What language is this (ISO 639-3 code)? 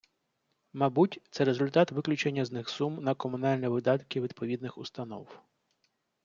ukr